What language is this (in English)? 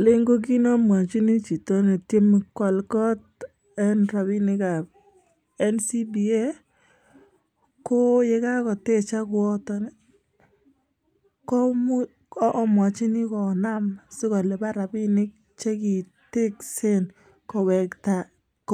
Kalenjin